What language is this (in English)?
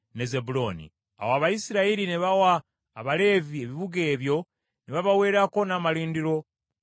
Ganda